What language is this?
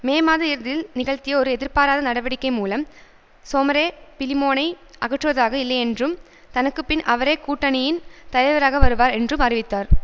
Tamil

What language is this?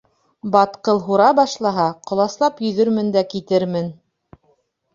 Bashkir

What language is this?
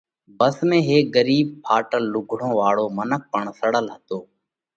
Parkari Koli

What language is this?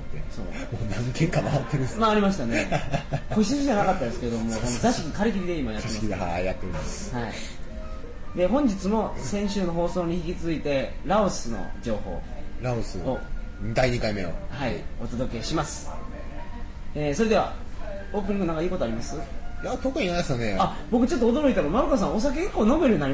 Japanese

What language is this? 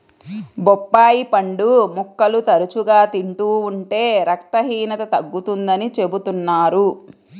Telugu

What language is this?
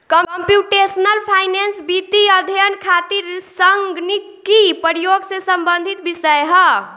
Bhojpuri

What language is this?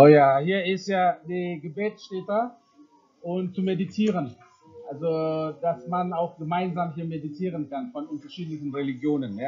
German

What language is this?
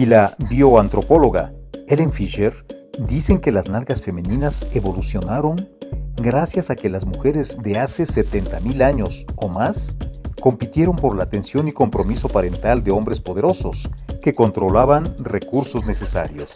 Spanish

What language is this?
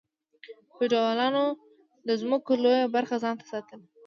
Pashto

